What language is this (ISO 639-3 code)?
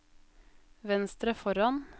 nor